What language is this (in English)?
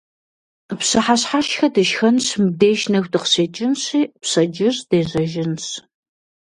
Kabardian